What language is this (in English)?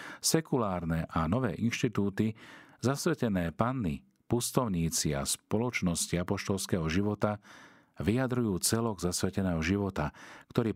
Slovak